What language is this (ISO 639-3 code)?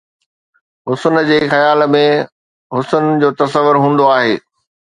snd